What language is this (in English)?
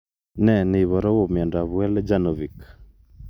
Kalenjin